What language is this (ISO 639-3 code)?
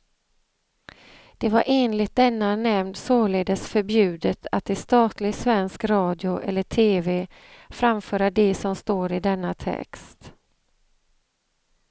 swe